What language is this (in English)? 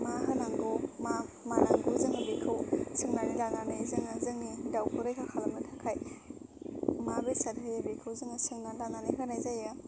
Bodo